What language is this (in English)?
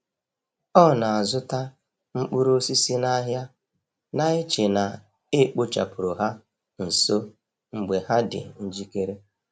Igbo